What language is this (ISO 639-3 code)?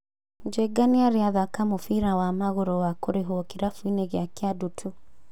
kik